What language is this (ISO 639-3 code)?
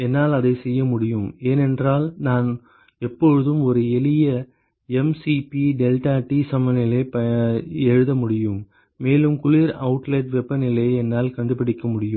tam